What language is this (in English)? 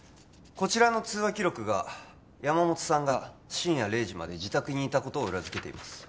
Japanese